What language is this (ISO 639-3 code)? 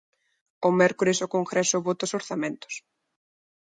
glg